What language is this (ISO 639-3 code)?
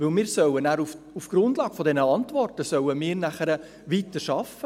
gsw